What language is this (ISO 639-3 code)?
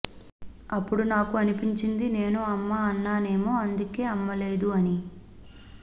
tel